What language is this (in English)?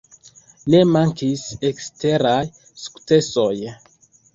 Esperanto